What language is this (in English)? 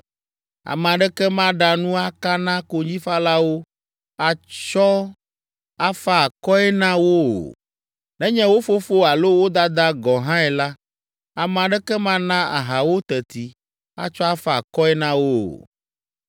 Ewe